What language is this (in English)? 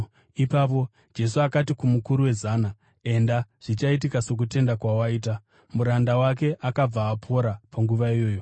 Shona